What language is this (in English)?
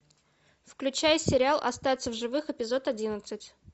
Russian